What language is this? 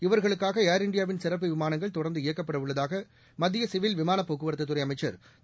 Tamil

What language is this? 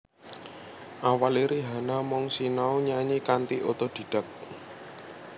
Javanese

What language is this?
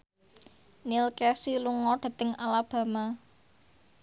Javanese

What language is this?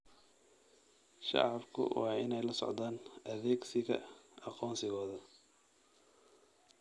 Somali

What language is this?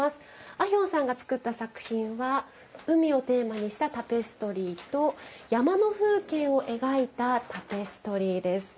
Japanese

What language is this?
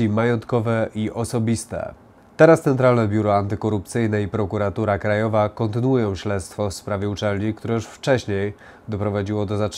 Polish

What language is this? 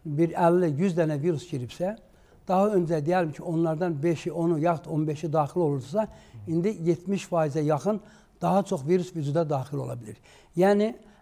Turkish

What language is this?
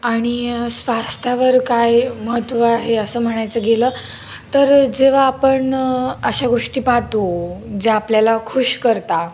Marathi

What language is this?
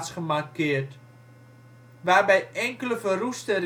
Dutch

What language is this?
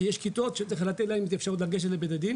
Hebrew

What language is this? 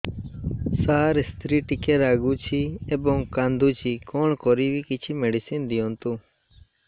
Odia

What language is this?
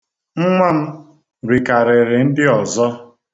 Igbo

